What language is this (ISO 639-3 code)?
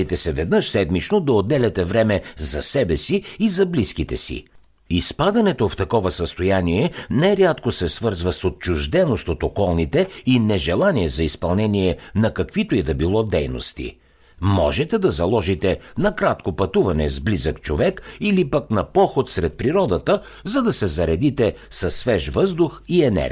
bul